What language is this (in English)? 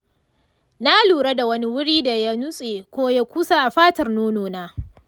Hausa